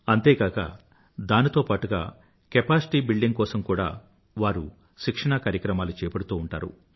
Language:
Telugu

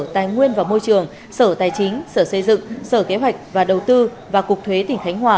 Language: Vietnamese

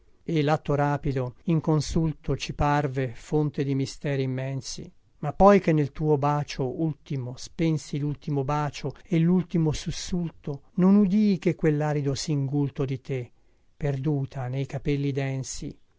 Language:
Italian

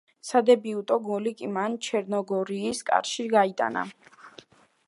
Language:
Georgian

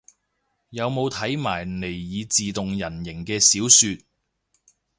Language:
Cantonese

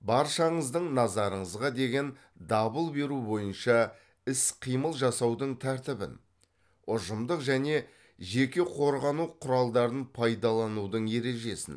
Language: Kazakh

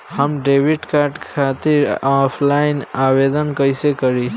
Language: Bhojpuri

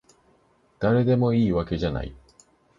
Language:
Japanese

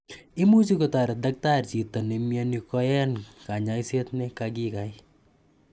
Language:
Kalenjin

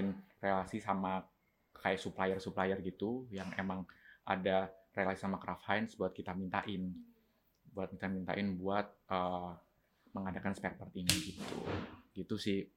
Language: Indonesian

